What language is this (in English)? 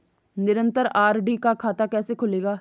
Hindi